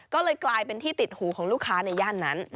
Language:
Thai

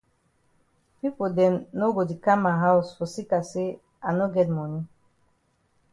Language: Cameroon Pidgin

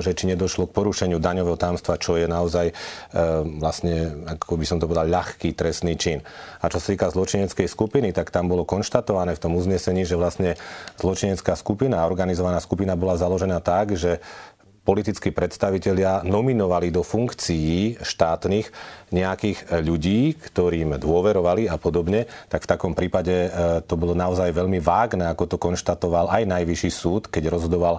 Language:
Slovak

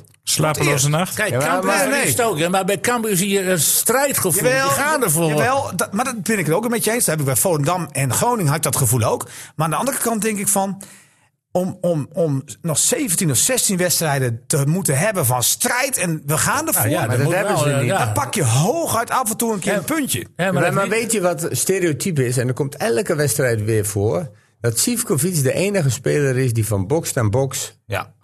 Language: Dutch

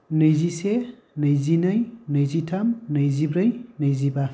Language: Bodo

